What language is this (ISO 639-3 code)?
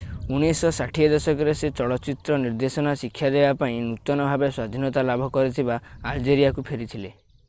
ori